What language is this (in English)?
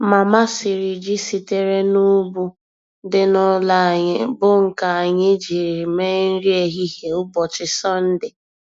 Igbo